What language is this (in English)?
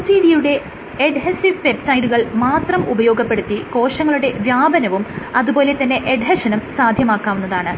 Malayalam